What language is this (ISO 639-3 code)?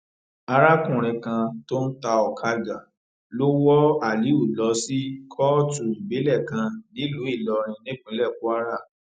yor